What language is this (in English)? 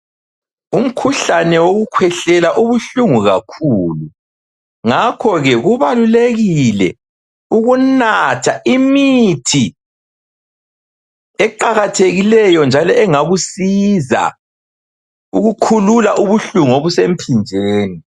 North Ndebele